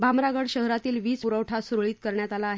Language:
Marathi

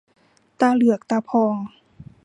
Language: Thai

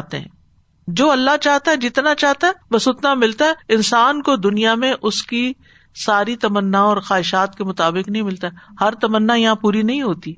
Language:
Urdu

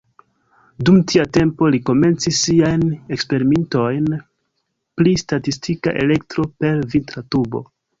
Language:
Esperanto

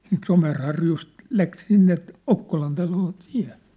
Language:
Finnish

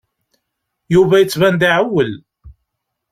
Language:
Kabyle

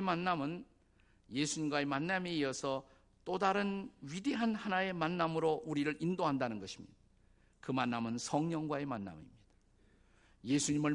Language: Korean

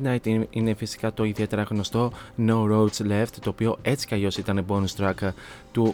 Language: Greek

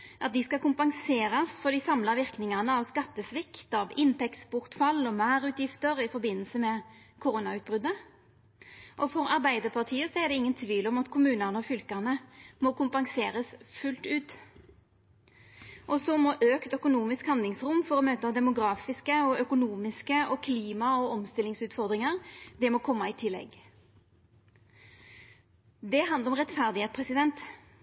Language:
Norwegian Nynorsk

